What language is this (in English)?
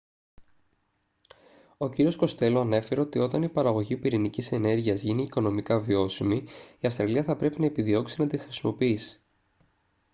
Greek